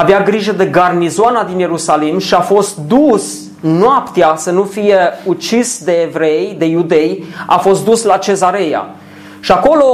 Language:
Romanian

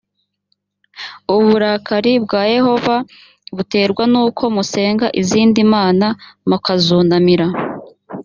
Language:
Kinyarwanda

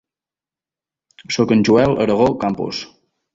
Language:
Catalan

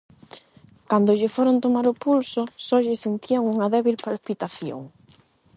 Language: Galician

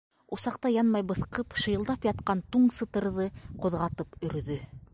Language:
Bashkir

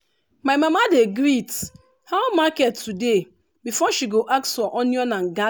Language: Nigerian Pidgin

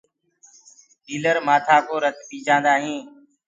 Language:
Gurgula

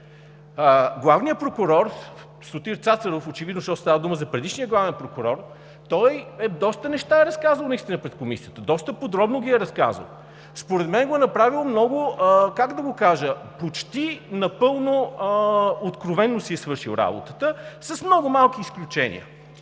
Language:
Bulgarian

